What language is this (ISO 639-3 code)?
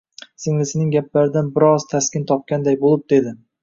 uzb